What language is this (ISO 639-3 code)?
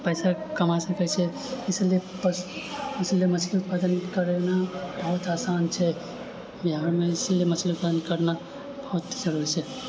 mai